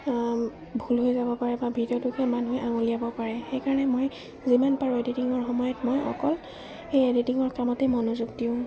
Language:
Assamese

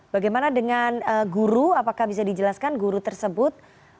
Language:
Indonesian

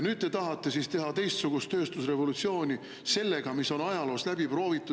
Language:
Estonian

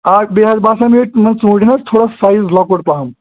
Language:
Kashmiri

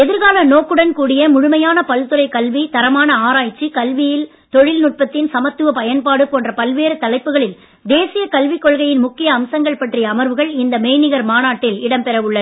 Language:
Tamil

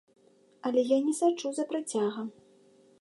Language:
Belarusian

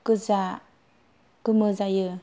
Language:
Bodo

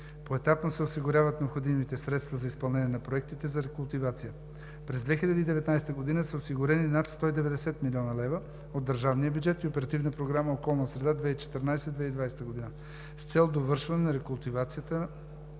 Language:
Bulgarian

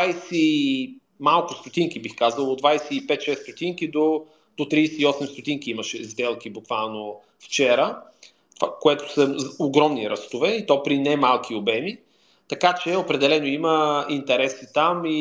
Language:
Bulgarian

